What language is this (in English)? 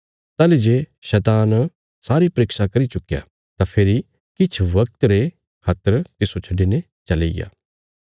Bilaspuri